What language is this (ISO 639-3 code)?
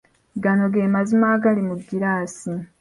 lug